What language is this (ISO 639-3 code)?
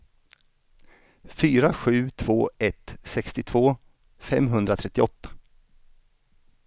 swe